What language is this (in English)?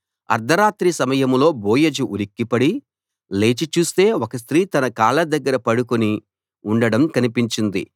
Telugu